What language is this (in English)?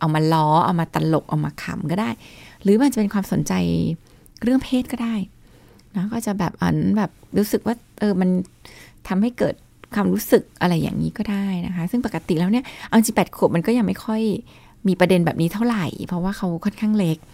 Thai